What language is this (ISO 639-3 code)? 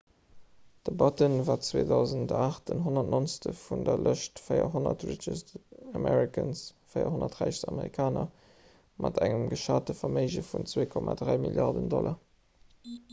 ltz